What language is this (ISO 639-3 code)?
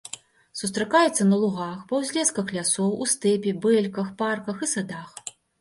bel